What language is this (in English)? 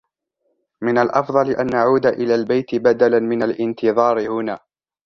Arabic